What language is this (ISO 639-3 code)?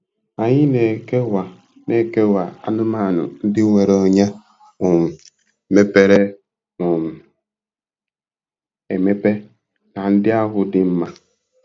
ibo